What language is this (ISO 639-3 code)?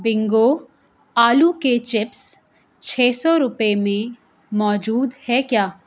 urd